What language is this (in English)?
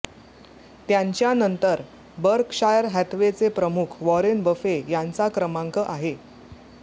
Marathi